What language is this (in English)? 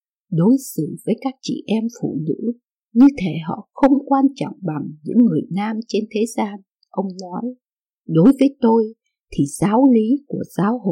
Vietnamese